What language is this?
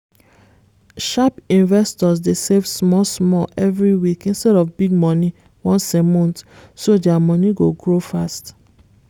Nigerian Pidgin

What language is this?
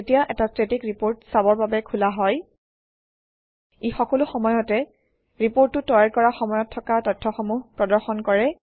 Assamese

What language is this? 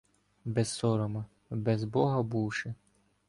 Ukrainian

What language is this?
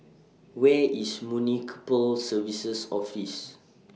English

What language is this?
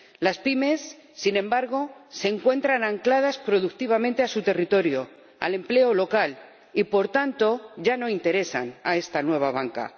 Spanish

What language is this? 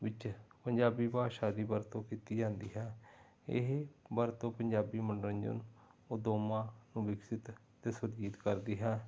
Punjabi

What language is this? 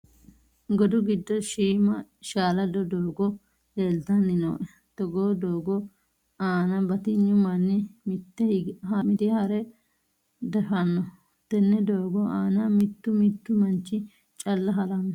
Sidamo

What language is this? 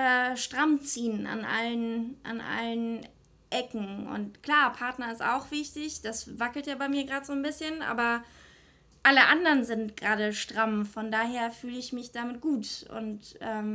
German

